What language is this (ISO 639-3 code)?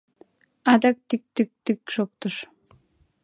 chm